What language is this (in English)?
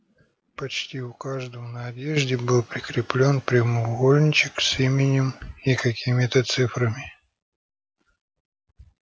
Russian